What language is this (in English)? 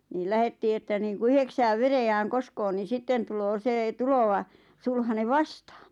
Finnish